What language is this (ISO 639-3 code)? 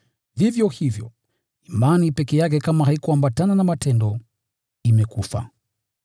swa